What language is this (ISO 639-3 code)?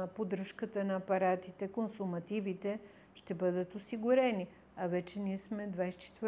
bul